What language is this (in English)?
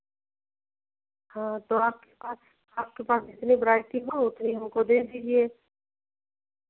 Hindi